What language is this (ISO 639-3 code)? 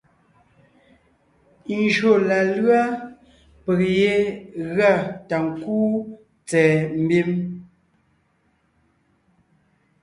nnh